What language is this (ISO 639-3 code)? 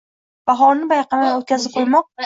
uzb